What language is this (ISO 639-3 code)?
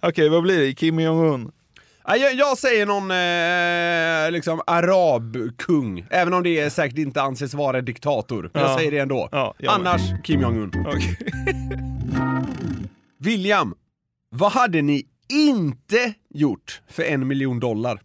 swe